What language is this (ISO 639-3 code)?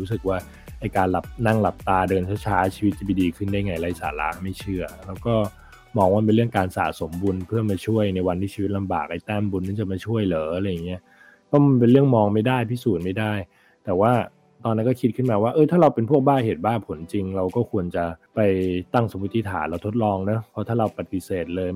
tha